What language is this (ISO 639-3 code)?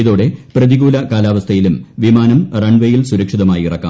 mal